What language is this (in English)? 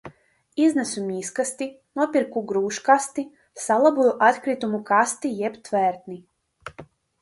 Latvian